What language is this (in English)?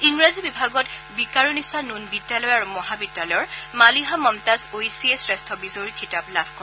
Assamese